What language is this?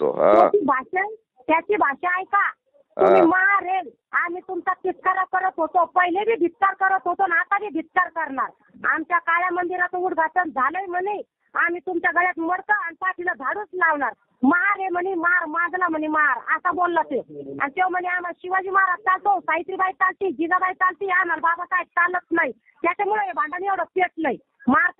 Marathi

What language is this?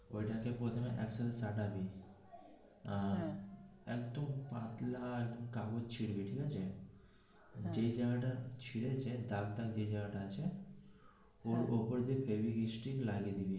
Bangla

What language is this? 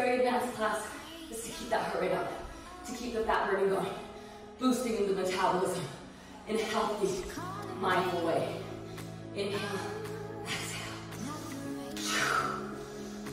English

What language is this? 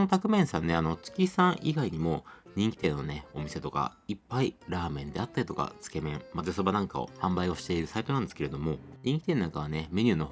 Japanese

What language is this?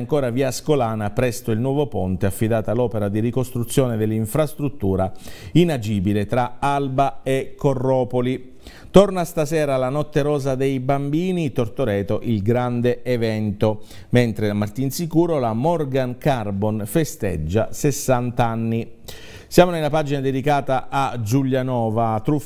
Italian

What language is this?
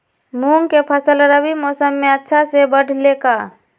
Magahi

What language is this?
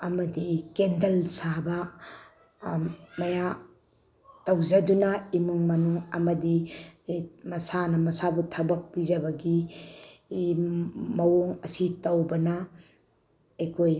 Manipuri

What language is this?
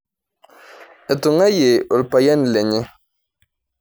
Masai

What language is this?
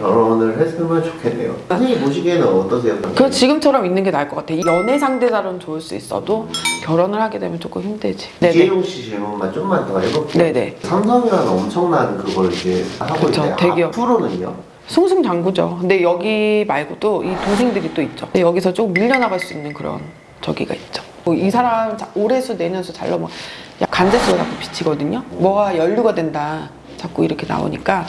Korean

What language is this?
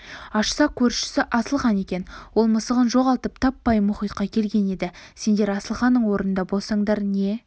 Kazakh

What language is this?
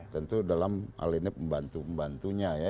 Indonesian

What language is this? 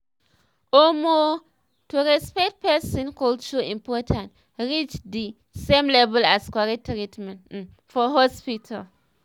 Nigerian Pidgin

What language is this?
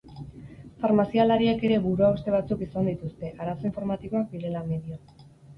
Basque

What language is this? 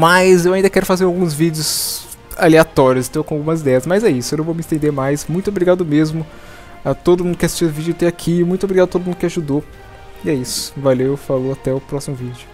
Portuguese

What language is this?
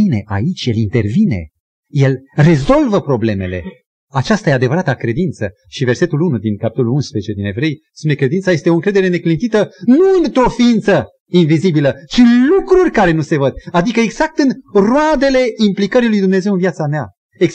Romanian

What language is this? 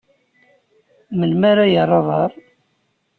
Kabyle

